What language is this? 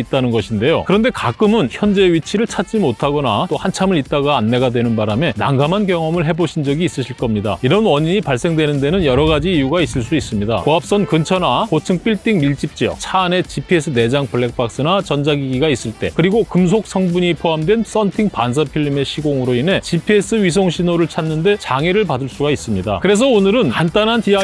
Korean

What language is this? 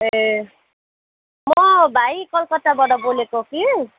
Nepali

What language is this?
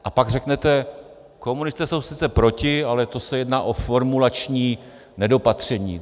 Czech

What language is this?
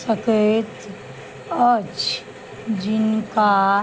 Maithili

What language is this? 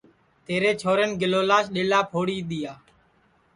Sansi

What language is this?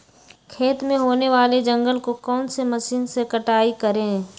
Magahi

